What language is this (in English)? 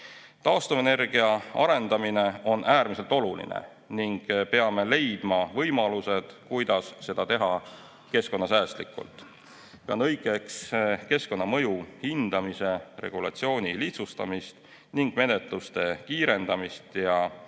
Estonian